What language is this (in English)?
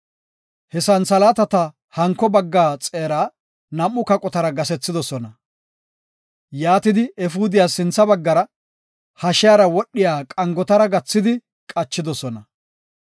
Gofa